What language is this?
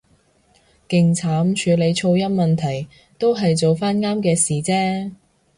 Cantonese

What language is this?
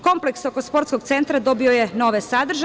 Serbian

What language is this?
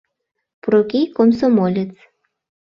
Mari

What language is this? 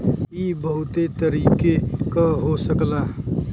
Bhojpuri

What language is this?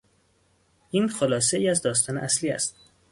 Persian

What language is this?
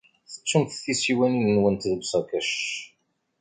Kabyle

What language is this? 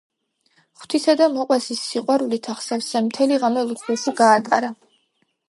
Georgian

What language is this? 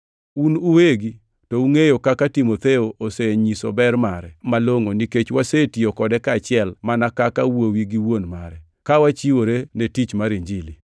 Luo (Kenya and Tanzania)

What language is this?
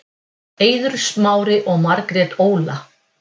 Icelandic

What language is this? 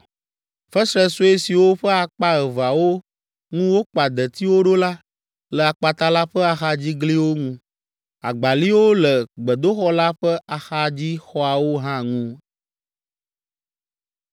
Ewe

